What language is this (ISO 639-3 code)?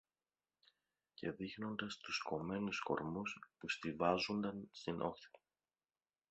ell